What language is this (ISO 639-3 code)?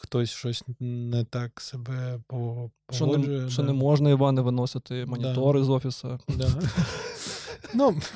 ukr